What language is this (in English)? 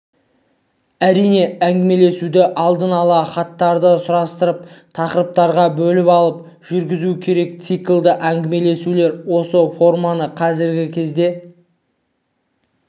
Kazakh